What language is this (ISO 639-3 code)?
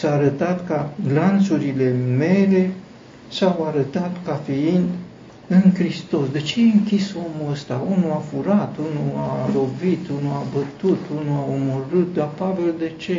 ron